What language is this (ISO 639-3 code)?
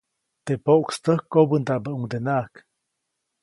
zoc